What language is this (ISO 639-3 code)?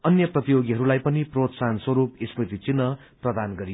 nep